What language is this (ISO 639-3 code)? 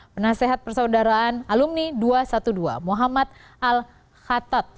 ind